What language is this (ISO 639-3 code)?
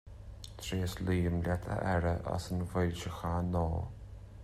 gle